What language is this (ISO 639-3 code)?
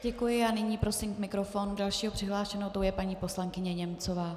ces